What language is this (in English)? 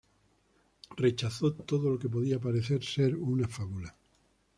Spanish